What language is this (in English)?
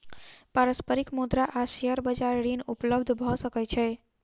Maithili